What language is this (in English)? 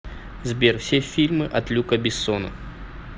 Russian